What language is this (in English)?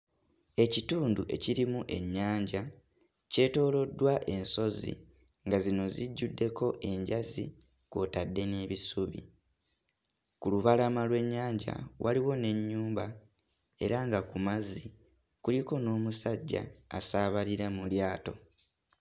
Ganda